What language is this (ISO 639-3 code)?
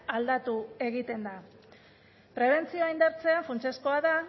eus